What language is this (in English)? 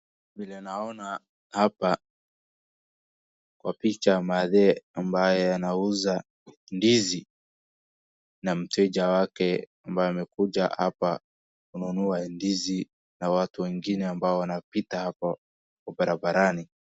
Swahili